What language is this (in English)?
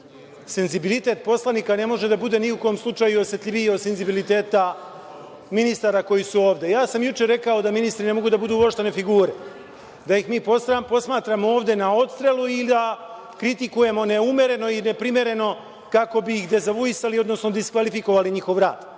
Serbian